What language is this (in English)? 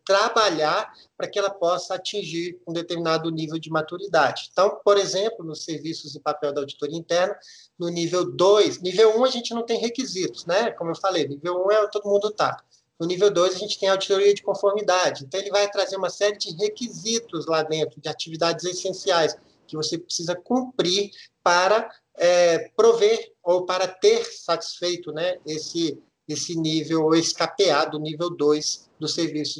Portuguese